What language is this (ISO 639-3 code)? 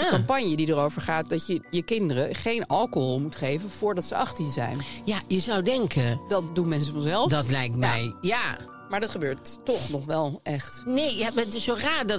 nld